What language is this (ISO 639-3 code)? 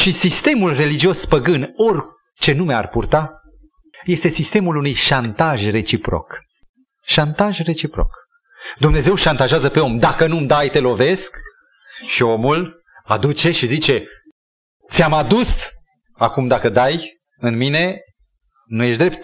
ron